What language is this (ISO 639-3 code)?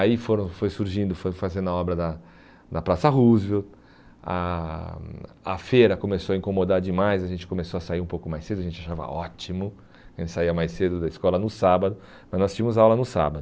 por